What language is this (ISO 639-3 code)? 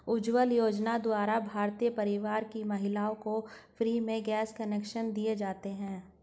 hin